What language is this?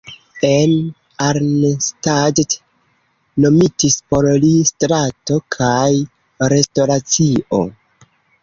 Esperanto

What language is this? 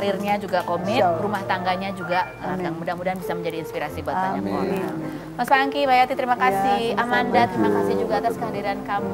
Indonesian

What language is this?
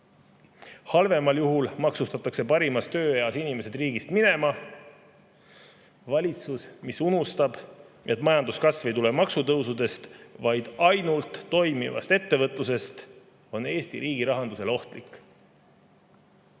Estonian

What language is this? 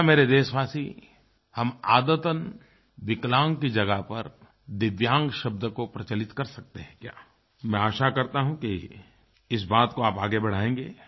Hindi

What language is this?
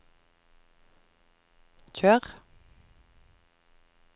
Norwegian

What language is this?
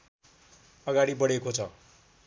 Nepali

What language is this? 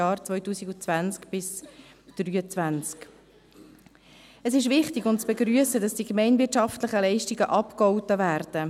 Swiss German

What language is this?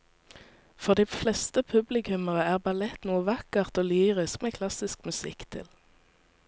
Norwegian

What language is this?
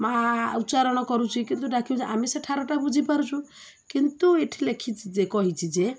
Odia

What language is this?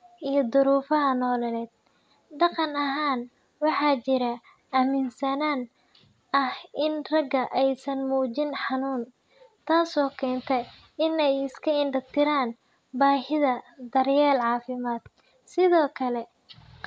Somali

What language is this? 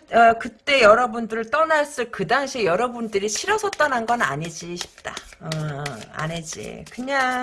Korean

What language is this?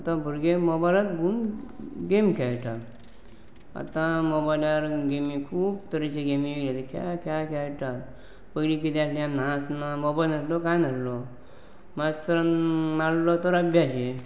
Konkani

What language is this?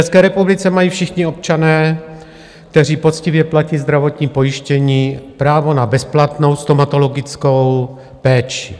Czech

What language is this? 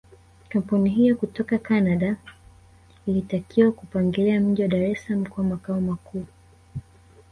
Swahili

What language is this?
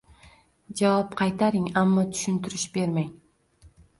Uzbek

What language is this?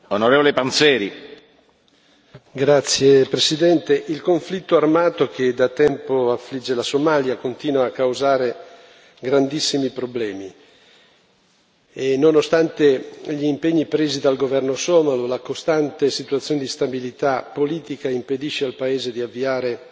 Italian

